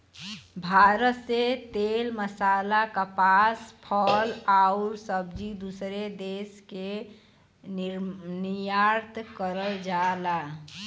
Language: Bhojpuri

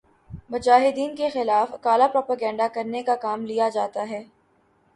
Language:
Urdu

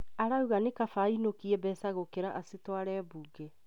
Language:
Kikuyu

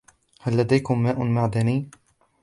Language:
Arabic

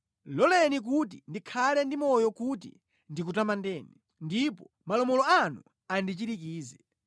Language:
Nyanja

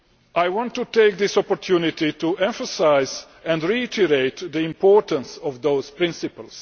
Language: English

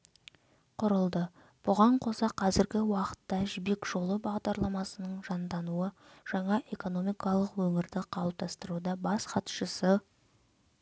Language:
Kazakh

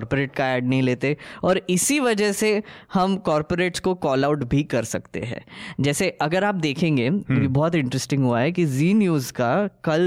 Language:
Hindi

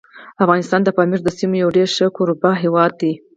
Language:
Pashto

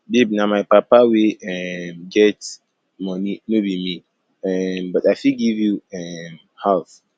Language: Nigerian Pidgin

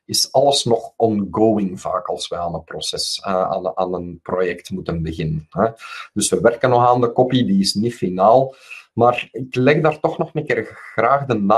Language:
Dutch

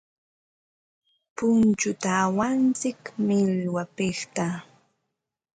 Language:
Ambo-Pasco Quechua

